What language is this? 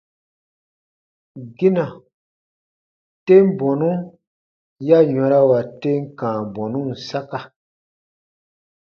Baatonum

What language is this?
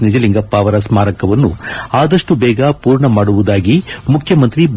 Kannada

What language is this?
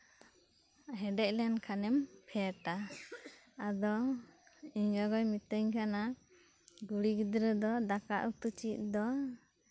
Santali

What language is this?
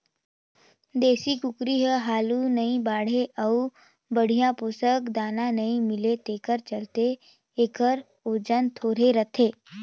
Chhattisgarhi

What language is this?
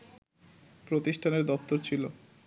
Bangla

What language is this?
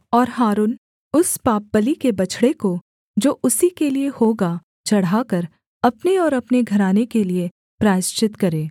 Hindi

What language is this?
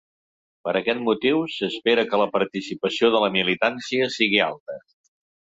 Catalan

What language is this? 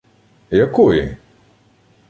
Ukrainian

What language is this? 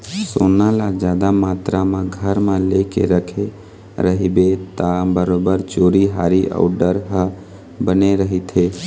Chhattisgarhi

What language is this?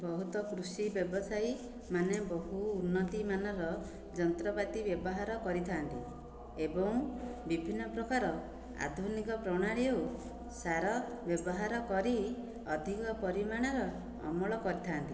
Odia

